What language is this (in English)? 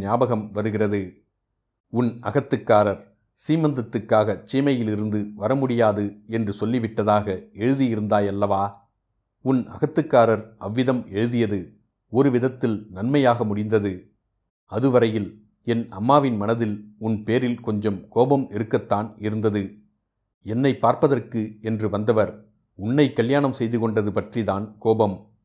Tamil